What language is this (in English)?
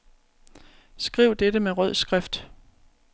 Danish